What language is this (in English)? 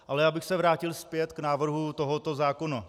Czech